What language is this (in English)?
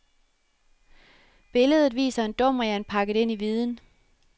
Danish